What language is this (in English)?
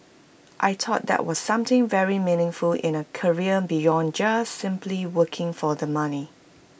English